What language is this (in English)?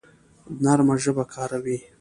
Pashto